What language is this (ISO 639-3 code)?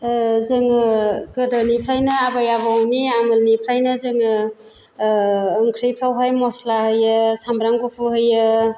brx